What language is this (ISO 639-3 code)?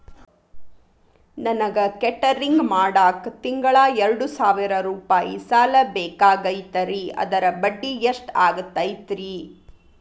kan